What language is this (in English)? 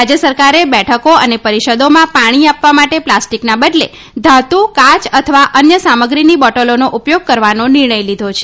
Gujarati